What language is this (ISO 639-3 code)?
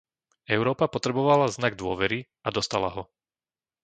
slk